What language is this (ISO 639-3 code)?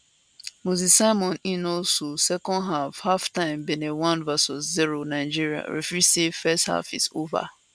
pcm